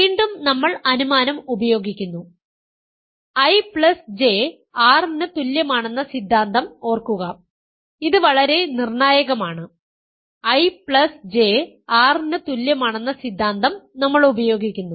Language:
Malayalam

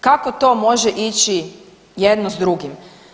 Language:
Croatian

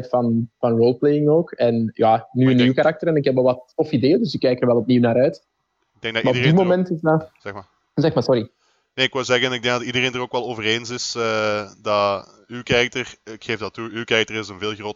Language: Dutch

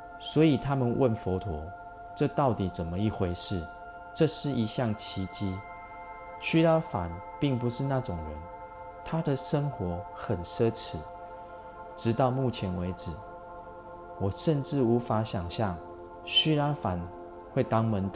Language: Chinese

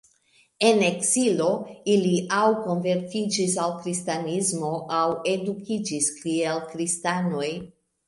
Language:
Esperanto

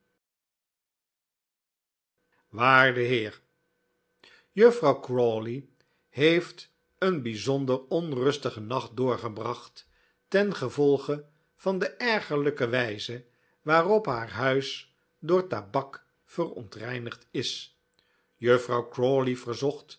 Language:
Dutch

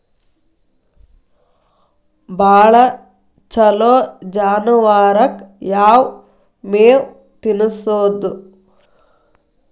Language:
Kannada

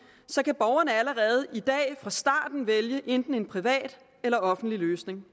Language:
Danish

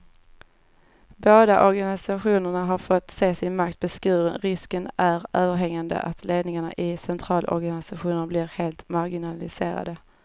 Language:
Swedish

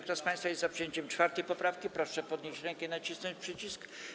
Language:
Polish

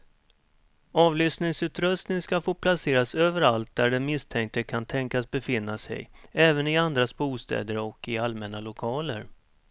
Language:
Swedish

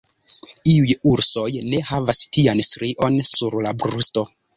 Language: Esperanto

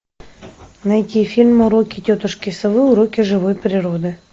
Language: Russian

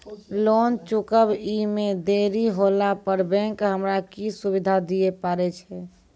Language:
Maithili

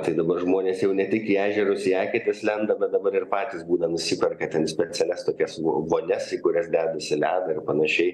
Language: Lithuanian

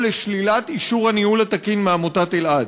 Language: Hebrew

